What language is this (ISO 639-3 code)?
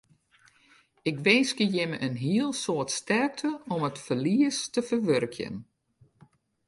fry